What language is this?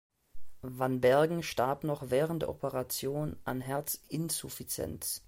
German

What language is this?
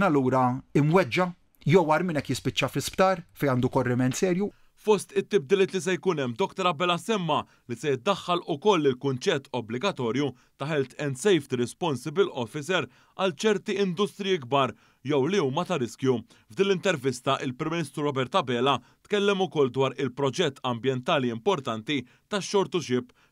Arabic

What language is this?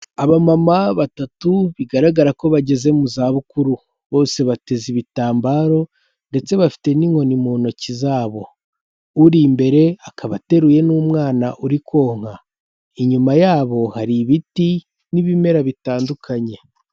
Kinyarwanda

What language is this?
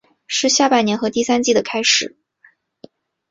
Chinese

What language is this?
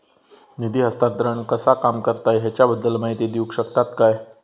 Marathi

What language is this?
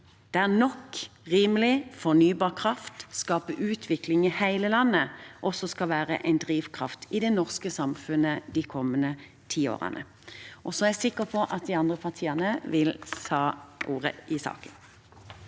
Norwegian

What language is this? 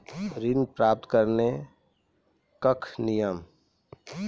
Maithili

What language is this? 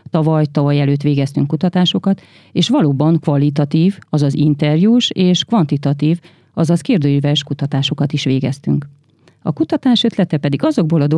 Hungarian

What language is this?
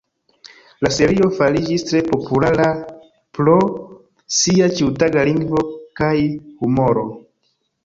Esperanto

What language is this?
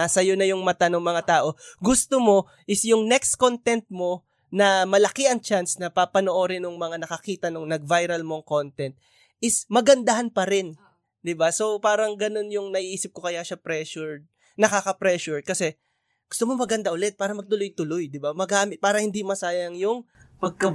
Filipino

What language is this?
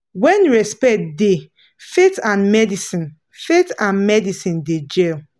Nigerian Pidgin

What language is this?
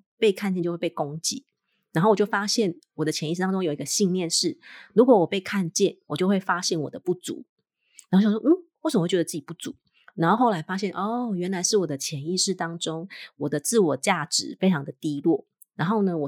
Chinese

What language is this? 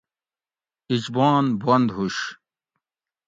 Gawri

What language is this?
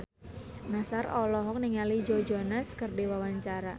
Sundanese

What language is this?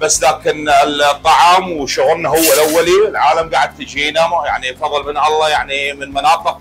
Arabic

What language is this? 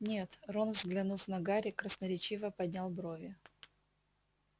Russian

